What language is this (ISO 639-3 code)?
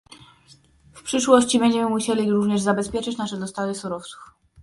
pol